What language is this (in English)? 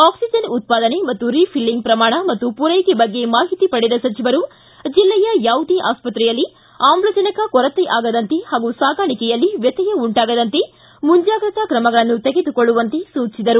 Kannada